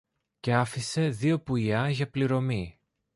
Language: Greek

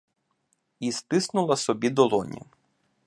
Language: Ukrainian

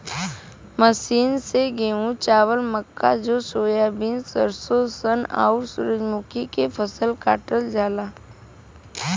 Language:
Bhojpuri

